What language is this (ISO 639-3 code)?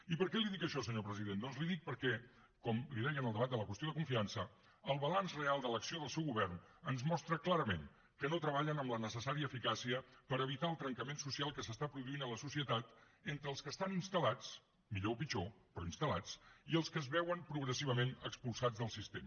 cat